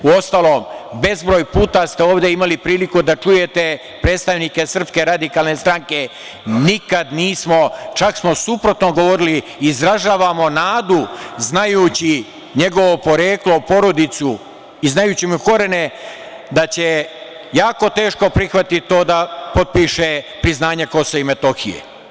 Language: Serbian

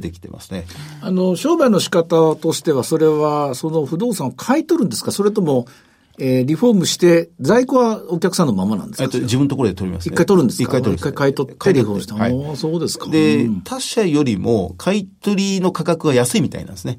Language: Japanese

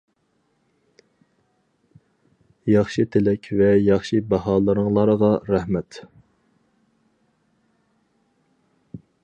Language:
Uyghur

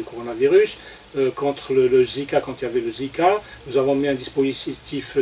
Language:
French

